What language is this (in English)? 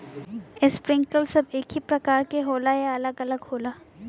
Bhojpuri